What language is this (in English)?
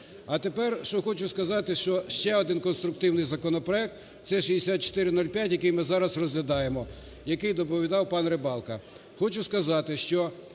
Ukrainian